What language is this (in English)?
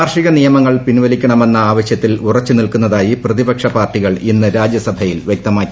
Malayalam